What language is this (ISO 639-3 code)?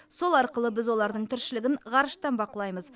kaz